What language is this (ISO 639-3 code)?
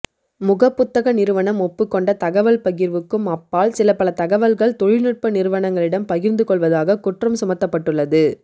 tam